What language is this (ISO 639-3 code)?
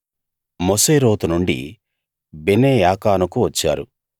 tel